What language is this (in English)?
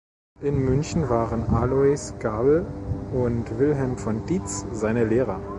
German